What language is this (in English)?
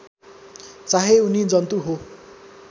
Nepali